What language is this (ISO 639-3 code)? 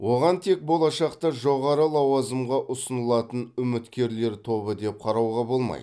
kaz